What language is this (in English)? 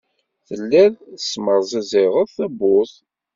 Kabyle